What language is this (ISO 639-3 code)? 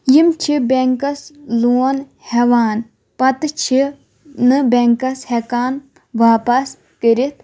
kas